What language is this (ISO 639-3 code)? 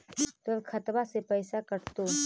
mag